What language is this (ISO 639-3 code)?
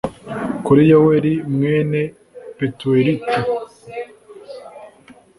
kin